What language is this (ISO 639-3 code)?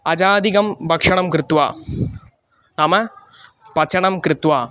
san